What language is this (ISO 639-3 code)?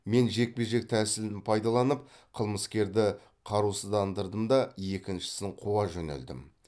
kaz